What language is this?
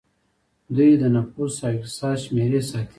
Pashto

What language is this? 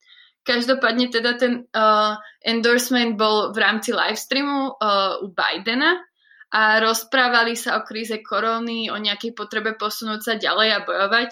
Slovak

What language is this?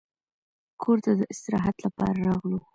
Pashto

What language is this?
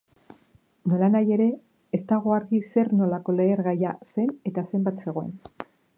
Basque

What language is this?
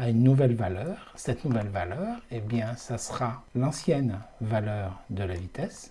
French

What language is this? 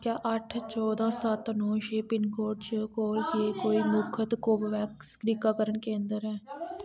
Dogri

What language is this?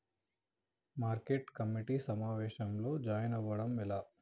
Telugu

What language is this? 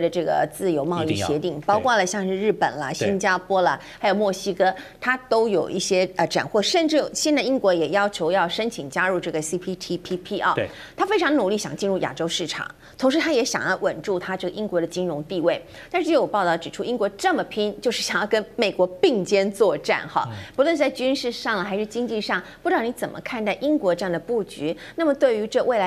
Chinese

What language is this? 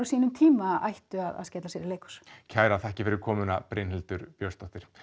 Icelandic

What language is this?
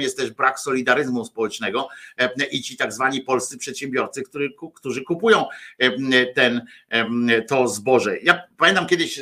Polish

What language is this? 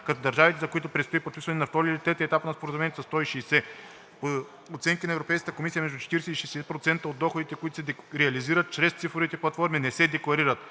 Bulgarian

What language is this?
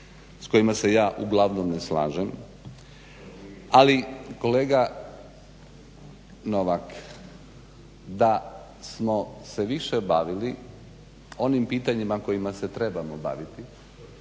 Croatian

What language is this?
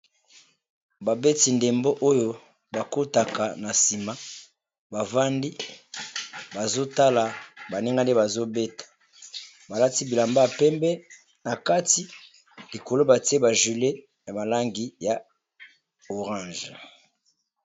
Lingala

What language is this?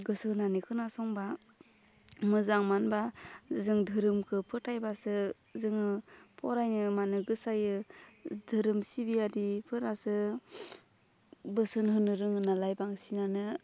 Bodo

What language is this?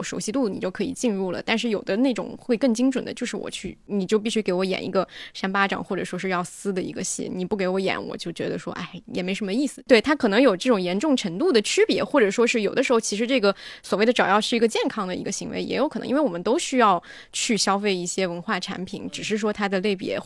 Chinese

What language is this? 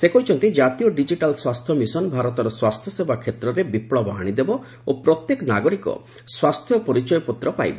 Odia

